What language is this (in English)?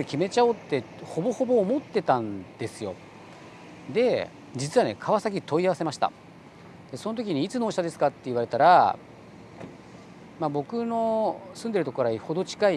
Japanese